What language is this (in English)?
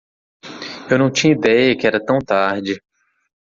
Portuguese